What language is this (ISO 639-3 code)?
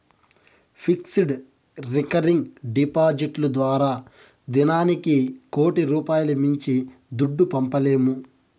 tel